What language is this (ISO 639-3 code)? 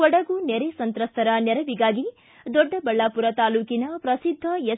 kan